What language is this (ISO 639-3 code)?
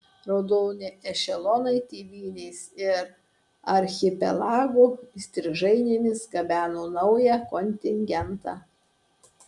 lit